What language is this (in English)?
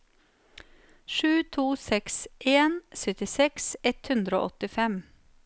Norwegian